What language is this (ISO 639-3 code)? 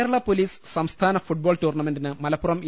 mal